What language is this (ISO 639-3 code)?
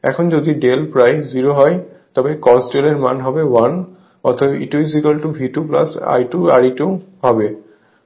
ben